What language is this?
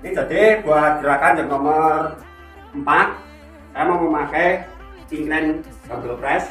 Indonesian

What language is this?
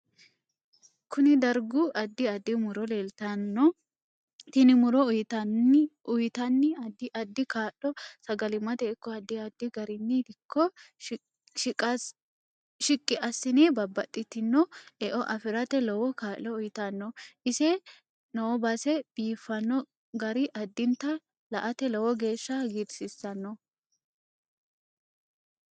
Sidamo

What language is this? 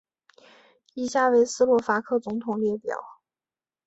Chinese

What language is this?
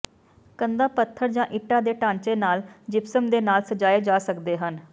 Punjabi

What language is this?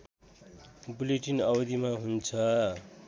Nepali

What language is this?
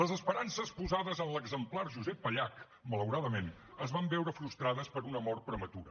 Catalan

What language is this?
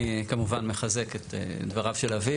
Hebrew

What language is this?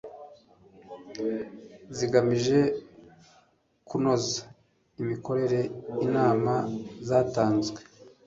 Kinyarwanda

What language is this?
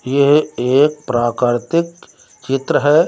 Hindi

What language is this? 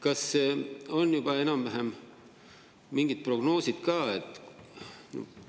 Estonian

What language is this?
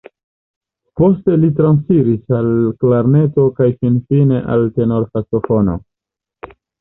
Esperanto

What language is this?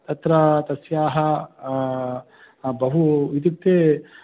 Sanskrit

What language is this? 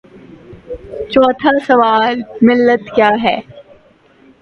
Urdu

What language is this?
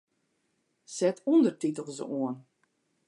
Western Frisian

